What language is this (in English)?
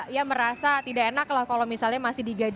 Indonesian